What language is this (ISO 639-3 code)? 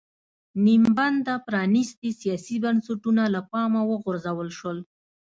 pus